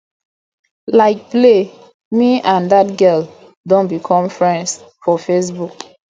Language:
Nigerian Pidgin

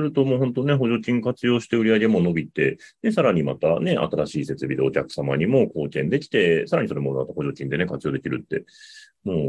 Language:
Japanese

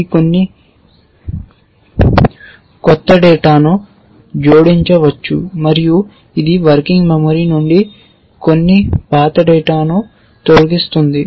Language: Telugu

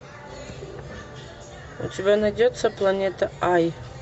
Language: Russian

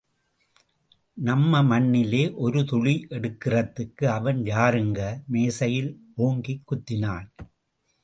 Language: Tamil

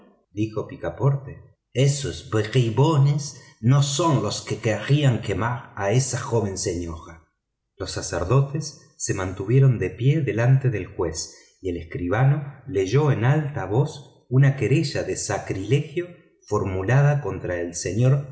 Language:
Spanish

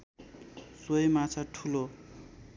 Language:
Nepali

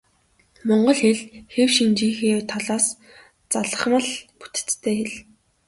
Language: Mongolian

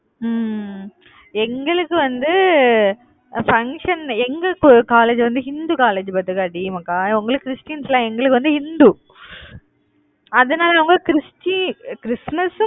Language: Tamil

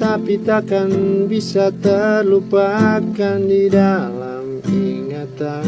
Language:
Indonesian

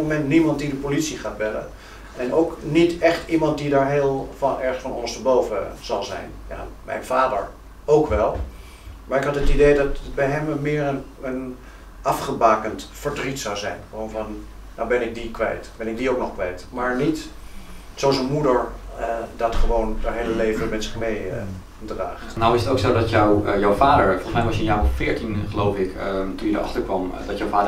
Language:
Dutch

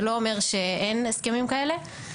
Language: Hebrew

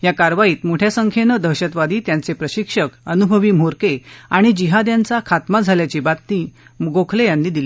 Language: Marathi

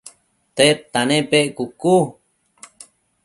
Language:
Matsés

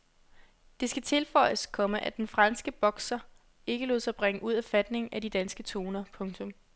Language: Danish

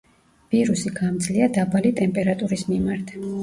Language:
Georgian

